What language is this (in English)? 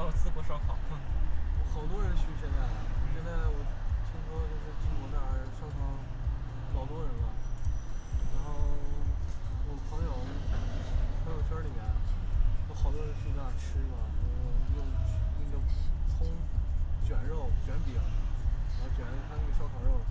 Chinese